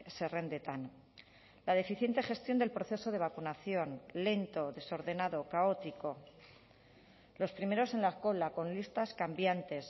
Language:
Spanish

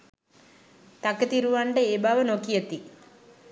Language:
Sinhala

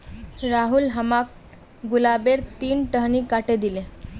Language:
Magahi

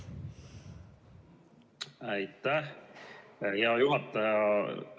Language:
Estonian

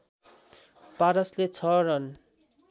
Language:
Nepali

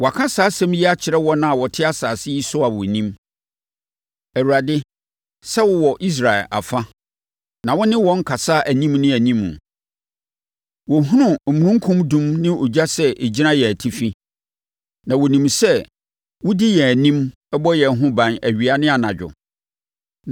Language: Akan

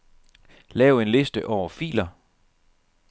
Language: Danish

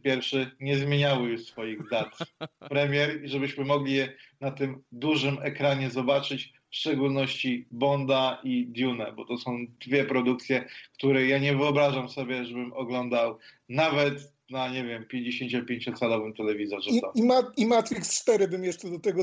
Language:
Polish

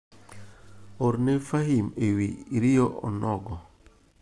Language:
Luo (Kenya and Tanzania)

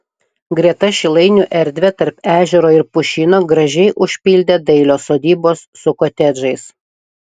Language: Lithuanian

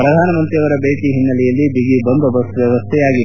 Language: Kannada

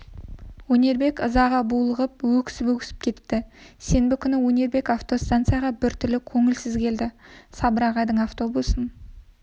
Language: Kazakh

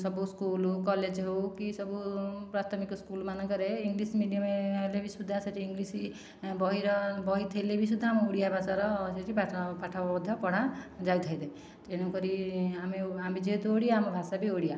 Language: Odia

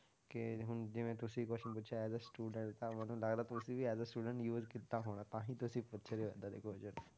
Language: Punjabi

